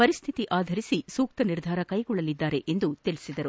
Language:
Kannada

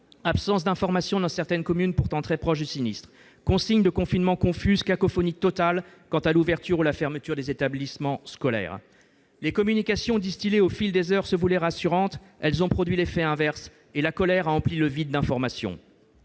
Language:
French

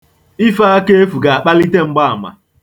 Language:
Igbo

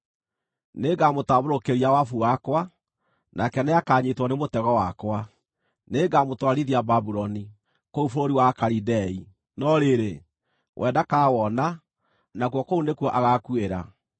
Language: Kikuyu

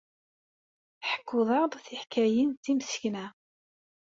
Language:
Kabyle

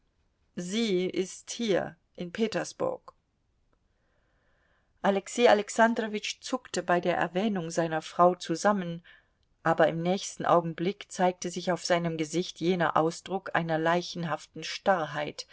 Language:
German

